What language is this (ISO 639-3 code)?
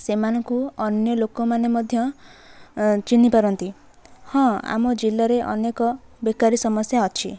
ori